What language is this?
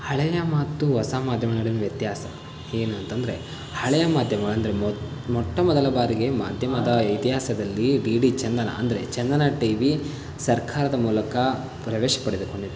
Kannada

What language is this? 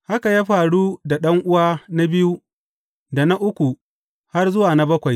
Hausa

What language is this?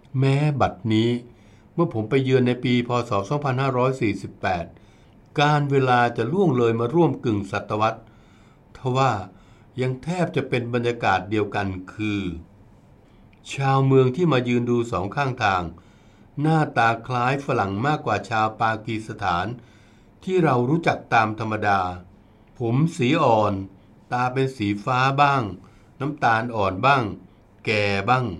Thai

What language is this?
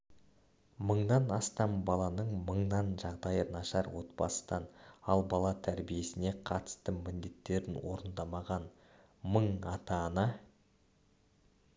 Kazakh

